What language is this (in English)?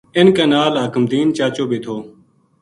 Gujari